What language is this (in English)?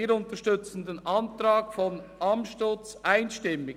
Swiss German